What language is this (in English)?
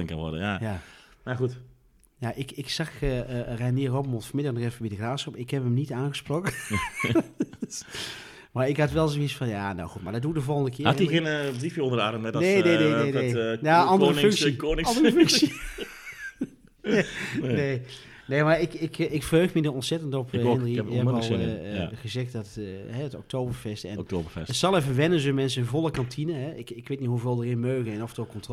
Dutch